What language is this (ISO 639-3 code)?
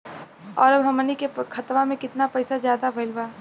bho